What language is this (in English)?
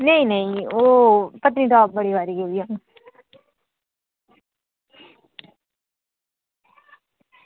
Dogri